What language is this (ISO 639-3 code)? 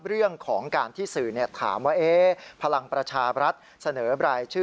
tha